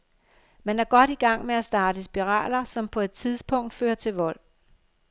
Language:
Danish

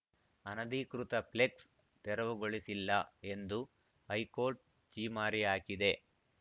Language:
Kannada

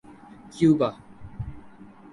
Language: Urdu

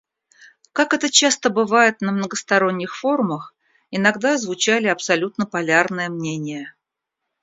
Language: Russian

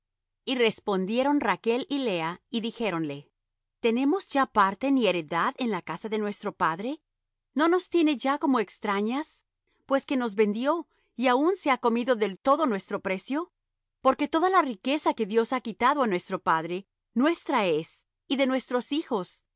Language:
Spanish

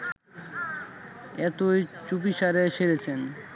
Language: Bangla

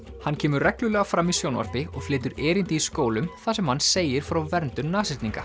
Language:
Icelandic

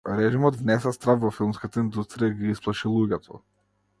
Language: Macedonian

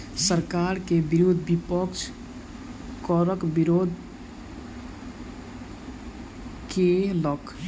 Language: Maithili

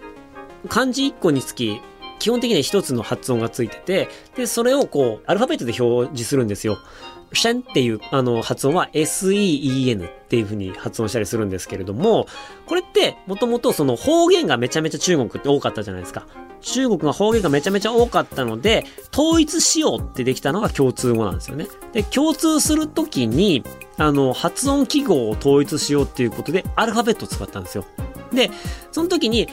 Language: Japanese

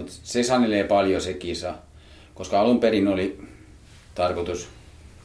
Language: Finnish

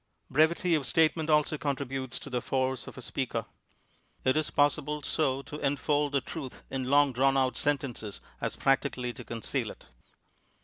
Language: English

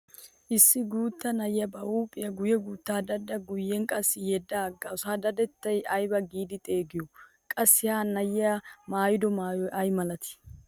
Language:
Wolaytta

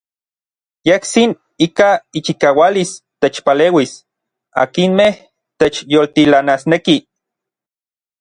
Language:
Orizaba Nahuatl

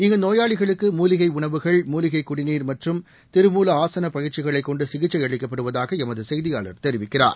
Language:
Tamil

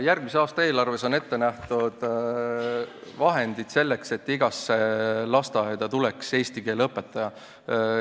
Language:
Estonian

